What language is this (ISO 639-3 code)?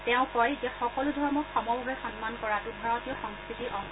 asm